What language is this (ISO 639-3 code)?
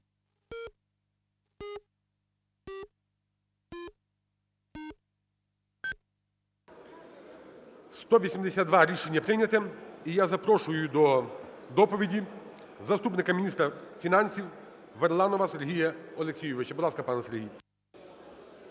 ukr